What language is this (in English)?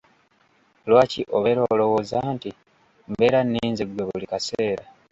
Ganda